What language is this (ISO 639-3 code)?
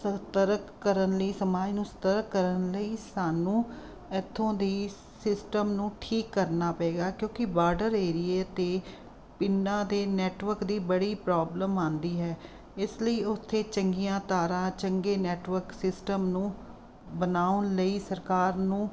pan